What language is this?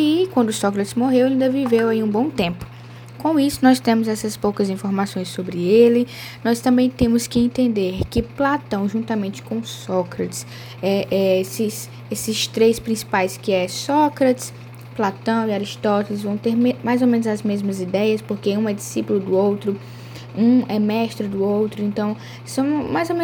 Portuguese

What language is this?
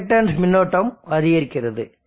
Tamil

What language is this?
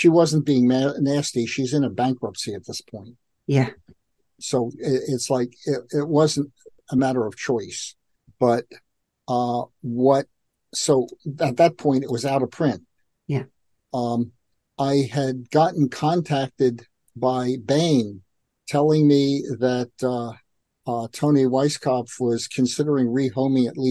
English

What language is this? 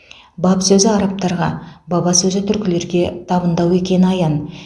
Kazakh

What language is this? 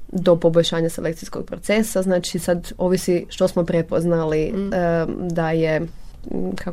Croatian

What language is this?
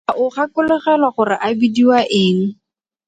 Tswana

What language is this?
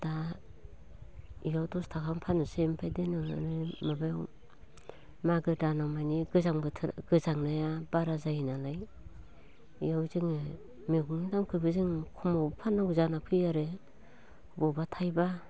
Bodo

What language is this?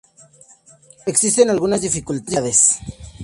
Spanish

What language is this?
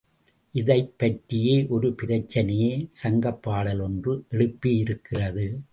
Tamil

